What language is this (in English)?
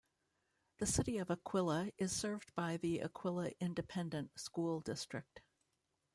English